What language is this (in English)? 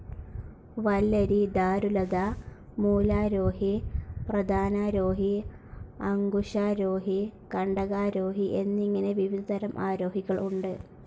Malayalam